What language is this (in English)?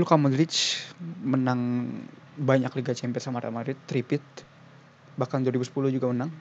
Indonesian